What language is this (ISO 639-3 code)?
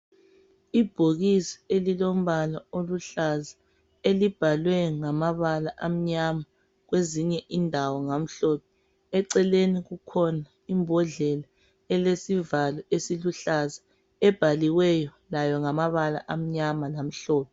nde